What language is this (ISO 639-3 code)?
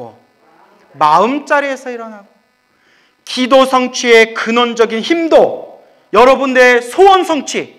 kor